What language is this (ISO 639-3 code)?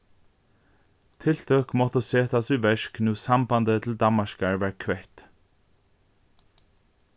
fao